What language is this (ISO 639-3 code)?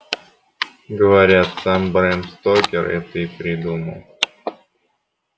rus